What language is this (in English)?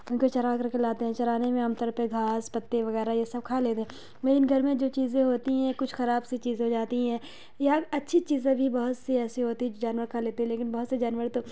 Urdu